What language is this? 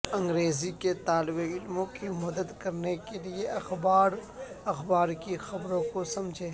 Urdu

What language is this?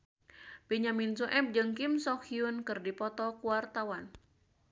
Sundanese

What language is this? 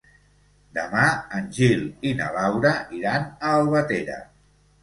Catalan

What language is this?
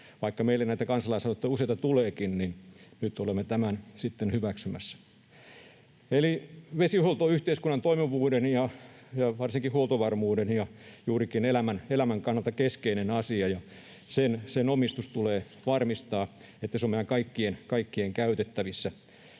Finnish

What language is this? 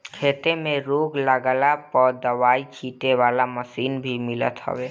Bhojpuri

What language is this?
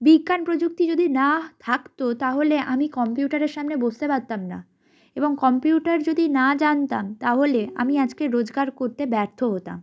Bangla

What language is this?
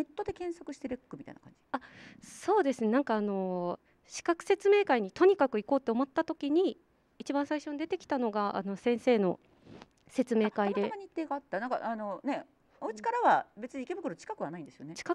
Japanese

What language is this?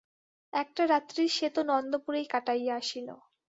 Bangla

